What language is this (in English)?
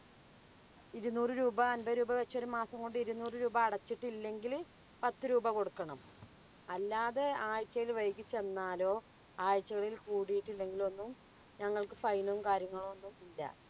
Malayalam